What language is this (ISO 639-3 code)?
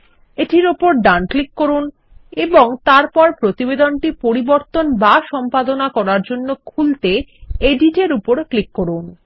ben